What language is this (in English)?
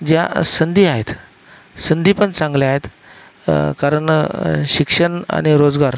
Marathi